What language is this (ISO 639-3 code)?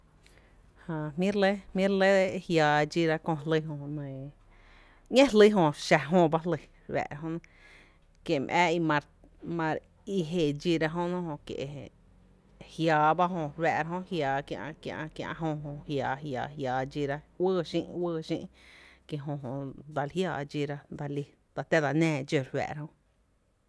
cte